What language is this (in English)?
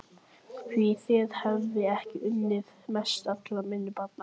Icelandic